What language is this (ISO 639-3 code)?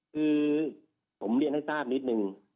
tha